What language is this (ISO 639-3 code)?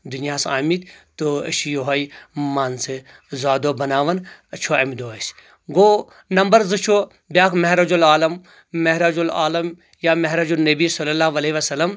kas